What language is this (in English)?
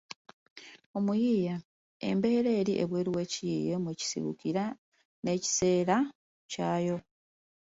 Ganda